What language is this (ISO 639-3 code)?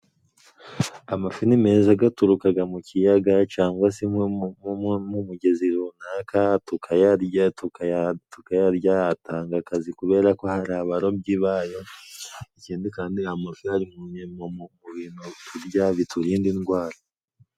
kin